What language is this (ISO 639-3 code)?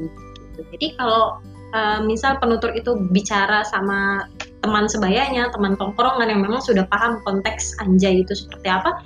ind